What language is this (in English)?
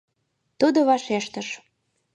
Mari